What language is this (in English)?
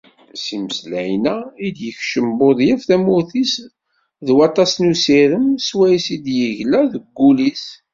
Kabyle